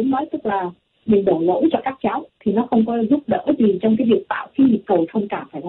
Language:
Vietnamese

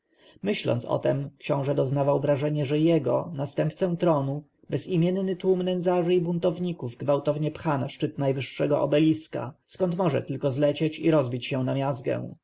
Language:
Polish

